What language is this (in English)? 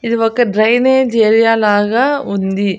Telugu